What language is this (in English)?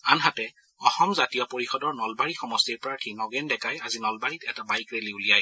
Assamese